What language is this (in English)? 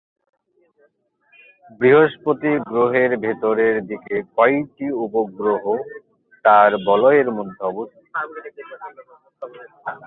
Bangla